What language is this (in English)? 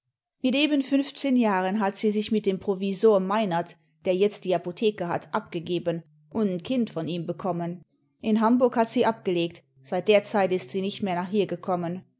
German